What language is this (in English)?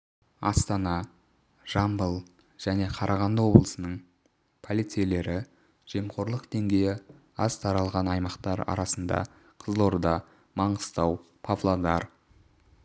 Kazakh